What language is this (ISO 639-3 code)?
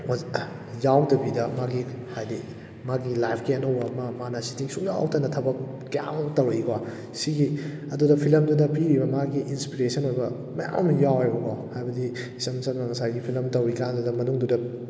mni